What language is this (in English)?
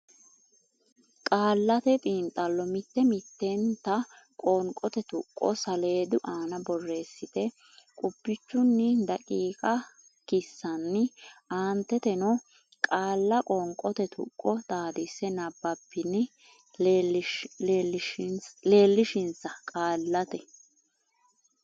Sidamo